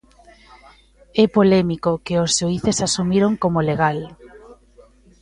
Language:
Galician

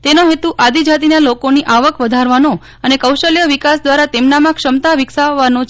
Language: Gujarati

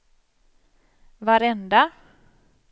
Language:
Swedish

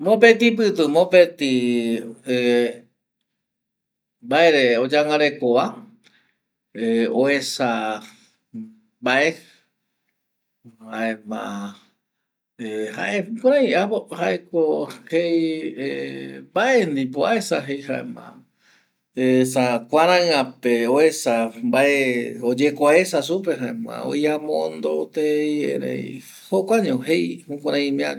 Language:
Eastern Bolivian Guaraní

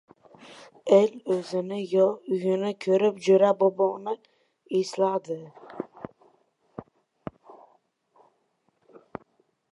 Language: Uzbek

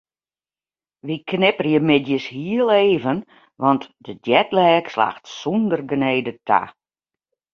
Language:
Western Frisian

